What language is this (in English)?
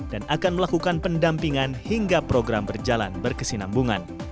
Indonesian